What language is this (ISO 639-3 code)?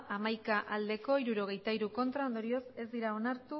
eus